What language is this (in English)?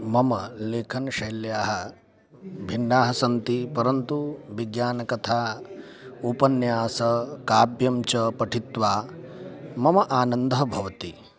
Sanskrit